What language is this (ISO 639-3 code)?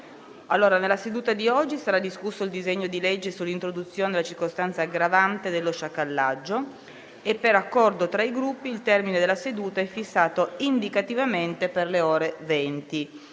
ita